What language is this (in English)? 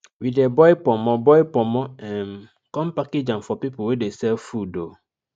Nigerian Pidgin